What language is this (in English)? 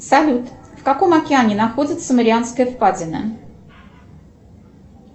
Russian